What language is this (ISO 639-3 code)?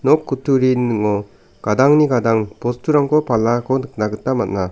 grt